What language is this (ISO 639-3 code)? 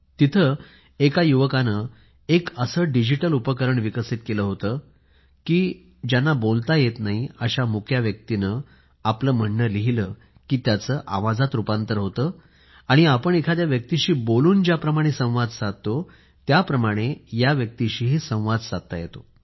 mar